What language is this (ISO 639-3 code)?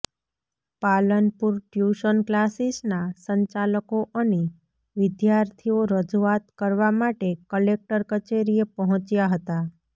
guj